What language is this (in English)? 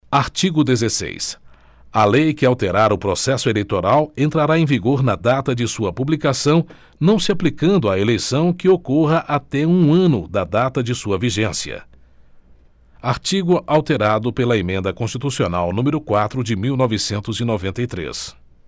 Portuguese